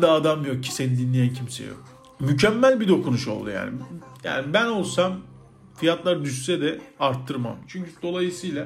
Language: Turkish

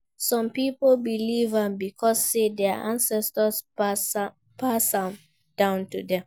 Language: Nigerian Pidgin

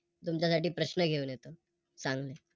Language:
Marathi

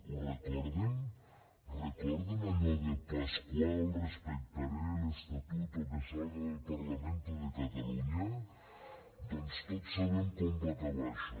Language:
Catalan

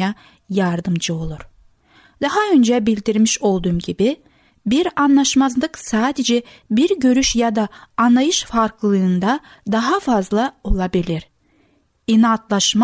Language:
Turkish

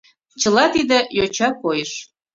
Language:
Mari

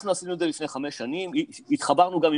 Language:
Hebrew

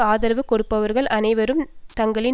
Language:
Tamil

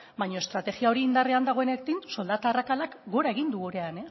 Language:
Basque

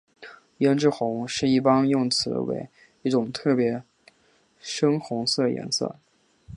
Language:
Chinese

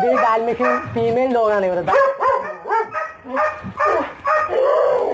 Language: Thai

